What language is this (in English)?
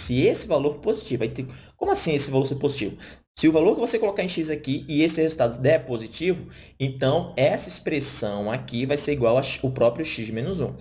Portuguese